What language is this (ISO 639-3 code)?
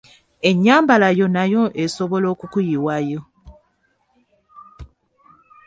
lug